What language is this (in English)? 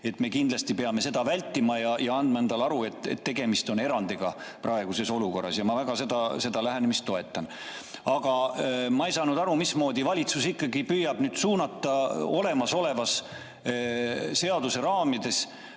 Estonian